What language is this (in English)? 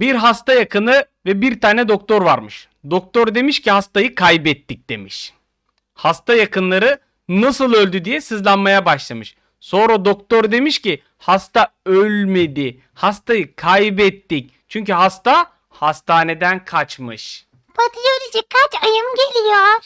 Turkish